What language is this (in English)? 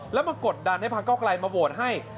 Thai